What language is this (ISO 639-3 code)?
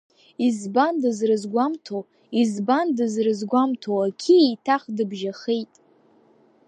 abk